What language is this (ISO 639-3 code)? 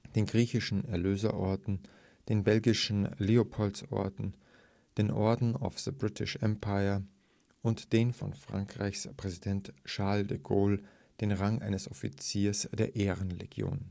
deu